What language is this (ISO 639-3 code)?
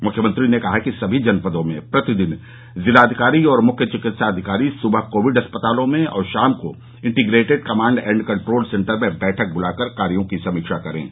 hin